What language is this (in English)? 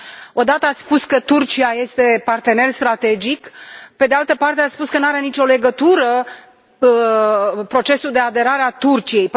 Romanian